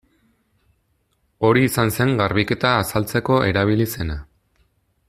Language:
Basque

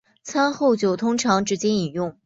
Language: Chinese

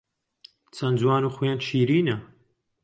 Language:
Central Kurdish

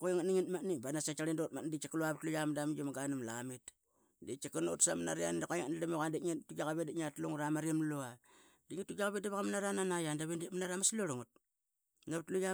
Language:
Qaqet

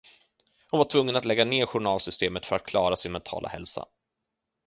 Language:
Swedish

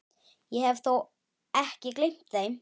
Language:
Icelandic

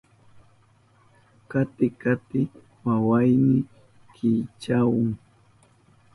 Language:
Southern Pastaza Quechua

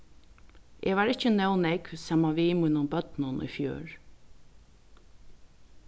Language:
Faroese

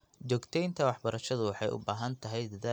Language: Somali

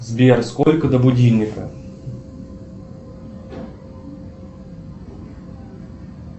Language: Russian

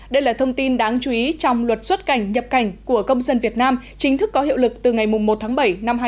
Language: Vietnamese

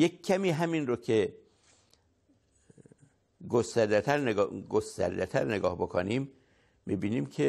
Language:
Persian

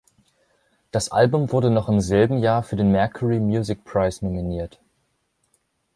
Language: German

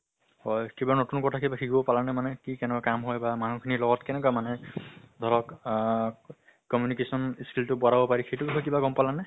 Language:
Assamese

